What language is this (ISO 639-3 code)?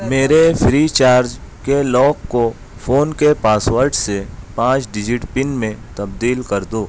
urd